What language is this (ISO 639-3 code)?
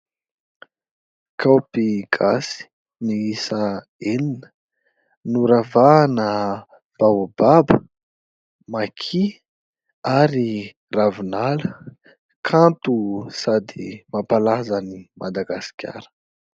mlg